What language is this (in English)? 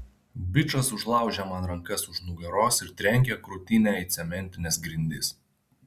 Lithuanian